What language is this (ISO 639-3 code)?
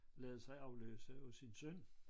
dan